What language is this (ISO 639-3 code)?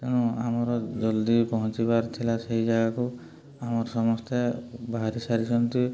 ori